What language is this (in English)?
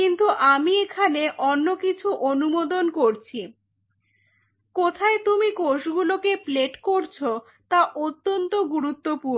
Bangla